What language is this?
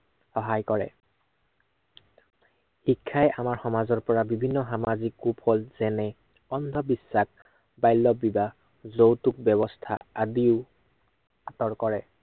Assamese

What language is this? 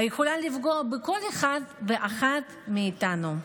Hebrew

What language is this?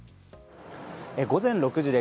Japanese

